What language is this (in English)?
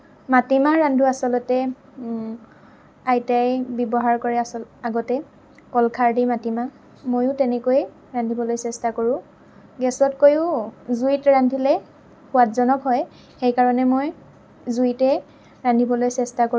Assamese